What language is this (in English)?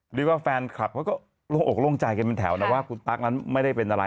Thai